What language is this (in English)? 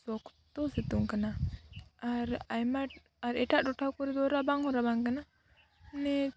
Santali